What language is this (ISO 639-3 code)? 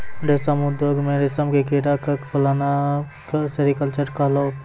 mai